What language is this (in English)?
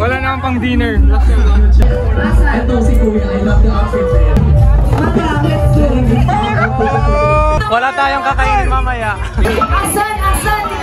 Filipino